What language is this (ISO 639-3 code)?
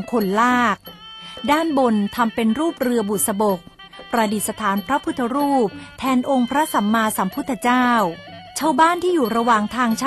tha